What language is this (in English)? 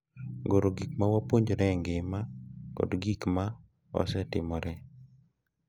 Luo (Kenya and Tanzania)